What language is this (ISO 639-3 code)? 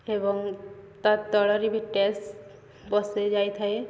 ori